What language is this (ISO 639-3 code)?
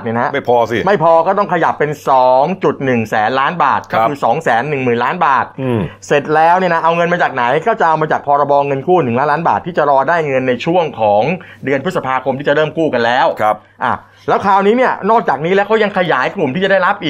tha